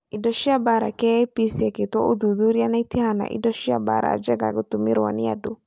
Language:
Kikuyu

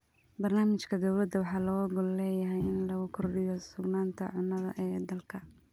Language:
Somali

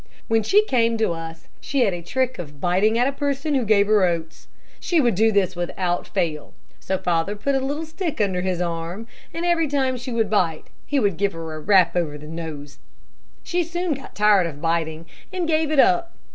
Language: English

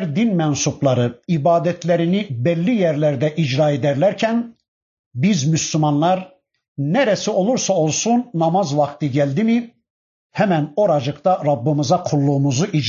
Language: Turkish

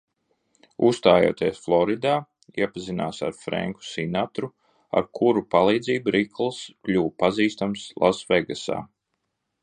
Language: Latvian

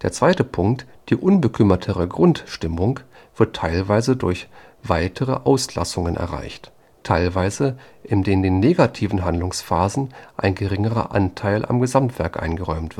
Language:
German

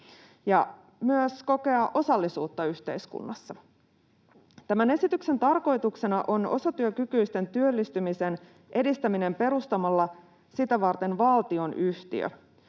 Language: Finnish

